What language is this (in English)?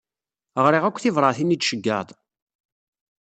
Kabyle